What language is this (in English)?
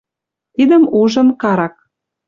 Western Mari